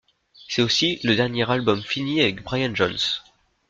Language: French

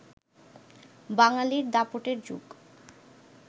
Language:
Bangla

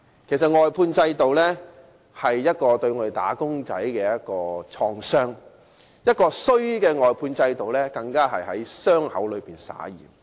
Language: Cantonese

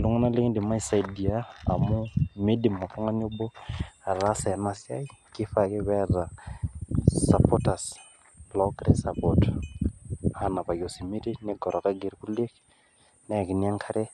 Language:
Masai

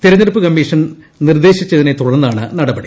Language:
Malayalam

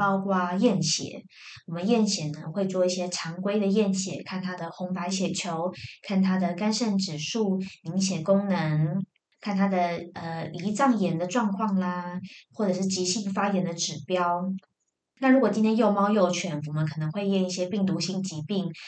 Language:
Chinese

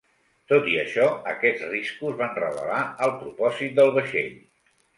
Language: Catalan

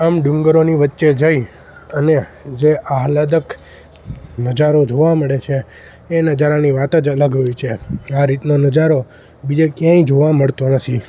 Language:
Gujarati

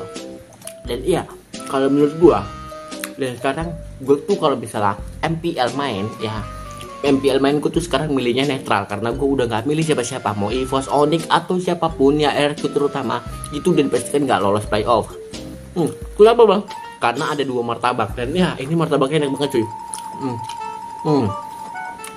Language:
Indonesian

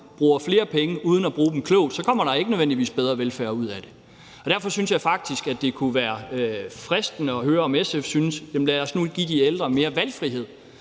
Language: Danish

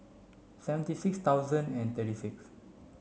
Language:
English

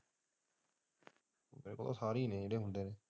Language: Punjabi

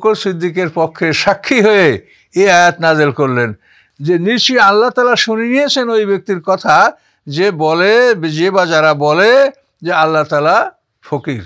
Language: Arabic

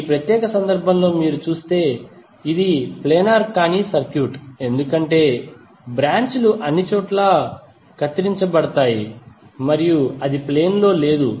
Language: Telugu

